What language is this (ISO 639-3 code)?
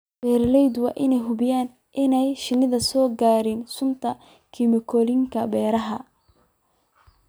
som